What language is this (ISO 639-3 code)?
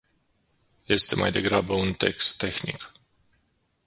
ron